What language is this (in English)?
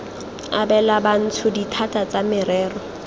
Tswana